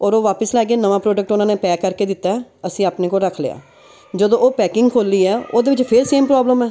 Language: Punjabi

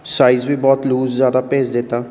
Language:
Punjabi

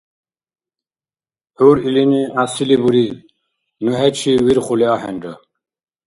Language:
Dargwa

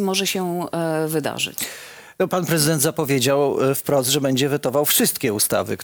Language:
Polish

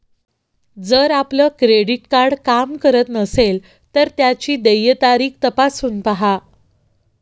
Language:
Marathi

